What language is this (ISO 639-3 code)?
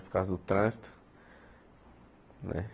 por